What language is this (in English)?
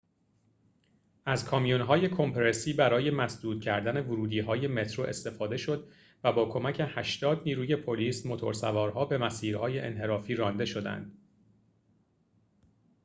Persian